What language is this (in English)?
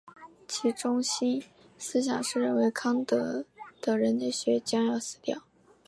Chinese